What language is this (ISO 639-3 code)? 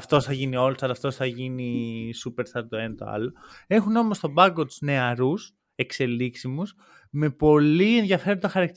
ell